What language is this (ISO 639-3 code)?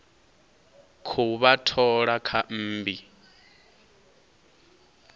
ven